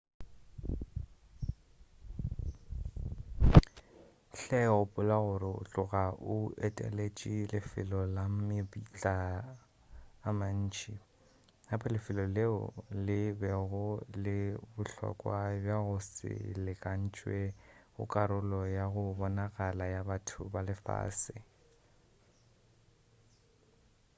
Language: Northern Sotho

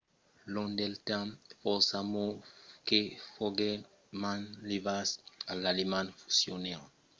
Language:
Occitan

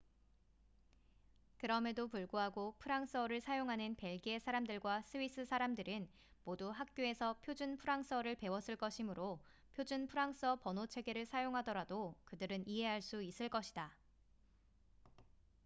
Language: Korean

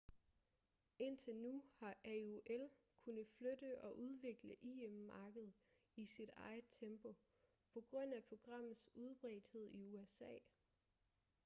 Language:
Danish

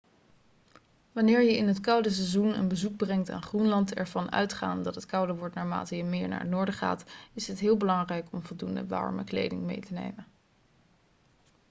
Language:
Dutch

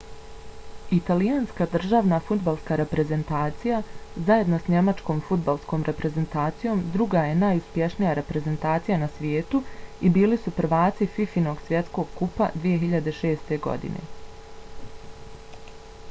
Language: Bosnian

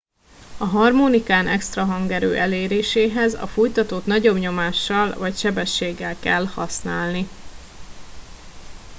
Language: Hungarian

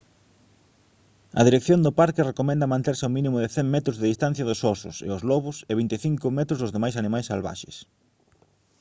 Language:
Galician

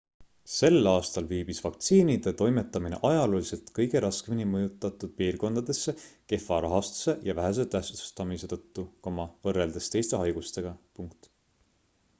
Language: Estonian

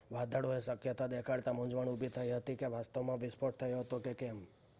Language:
Gujarati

